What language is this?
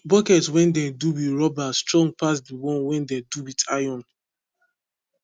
Nigerian Pidgin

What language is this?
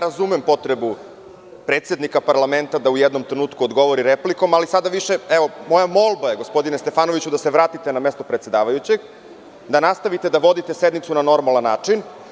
Serbian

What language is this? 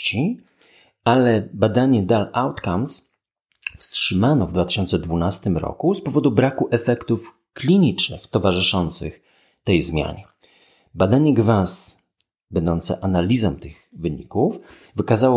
Polish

